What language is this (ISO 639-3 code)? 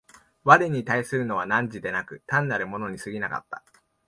jpn